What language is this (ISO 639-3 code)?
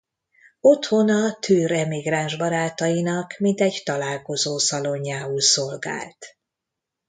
hun